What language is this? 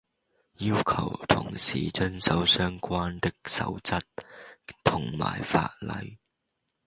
Cantonese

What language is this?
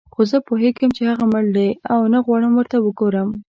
Pashto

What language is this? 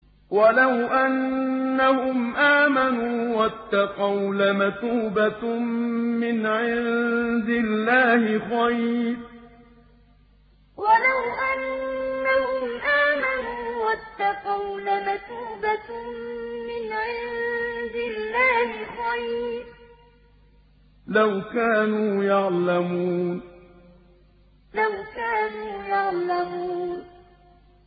Arabic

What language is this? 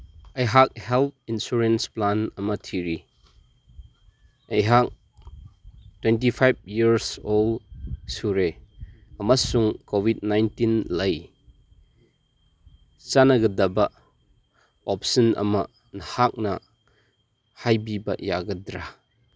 Manipuri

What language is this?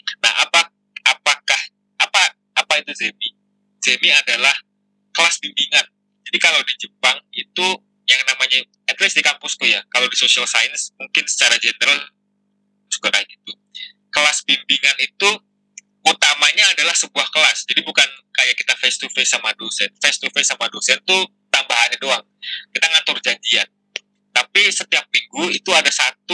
Indonesian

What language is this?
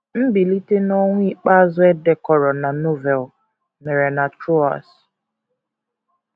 Igbo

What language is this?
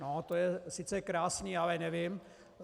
Czech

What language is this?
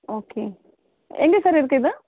Tamil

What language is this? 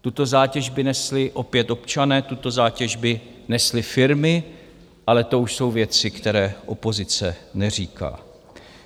Czech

